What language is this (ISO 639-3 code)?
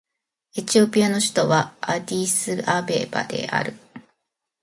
jpn